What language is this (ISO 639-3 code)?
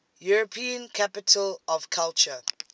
eng